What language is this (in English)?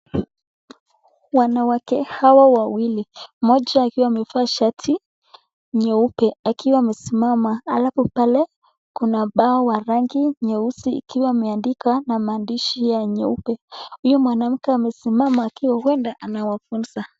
Swahili